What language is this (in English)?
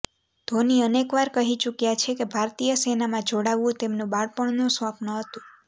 Gujarati